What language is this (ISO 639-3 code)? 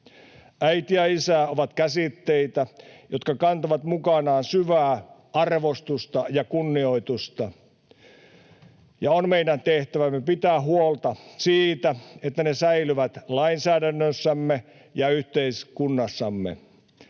fin